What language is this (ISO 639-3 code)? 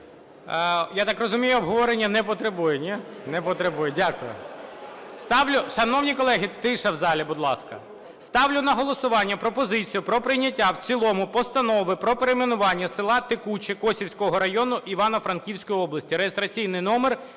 ukr